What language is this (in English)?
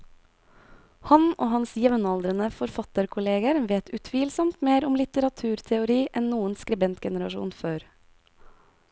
Norwegian